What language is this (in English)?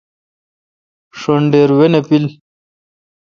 Kalkoti